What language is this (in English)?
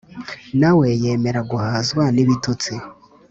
Kinyarwanda